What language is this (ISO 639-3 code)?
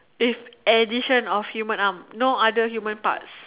eng